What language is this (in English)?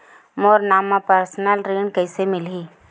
Chhattisgarhi